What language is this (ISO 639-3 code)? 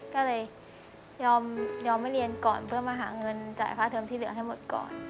tha